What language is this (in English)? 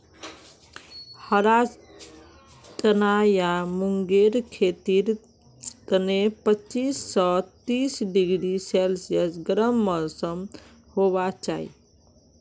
Magahi